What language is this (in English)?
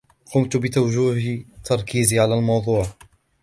Arabic